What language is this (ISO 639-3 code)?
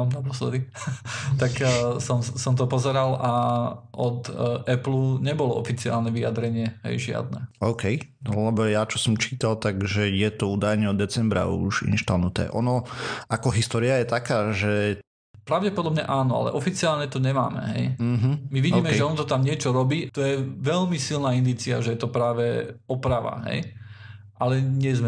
slk